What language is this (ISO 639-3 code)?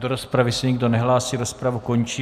ces